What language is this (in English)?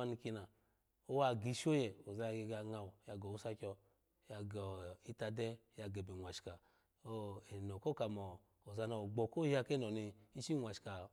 Alago